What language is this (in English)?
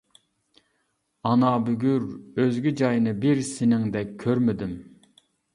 Uyghur